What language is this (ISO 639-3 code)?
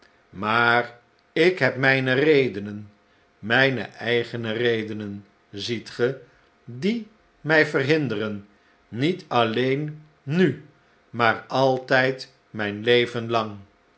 nld